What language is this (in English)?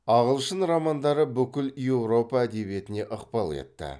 Kazakh